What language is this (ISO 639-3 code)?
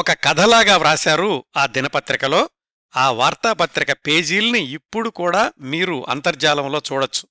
tel